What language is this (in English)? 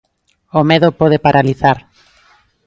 Galician